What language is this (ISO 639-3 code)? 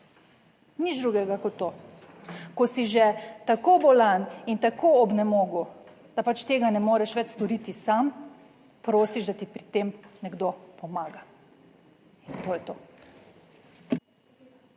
slv